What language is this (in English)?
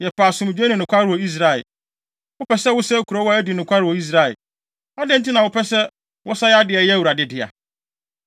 Akan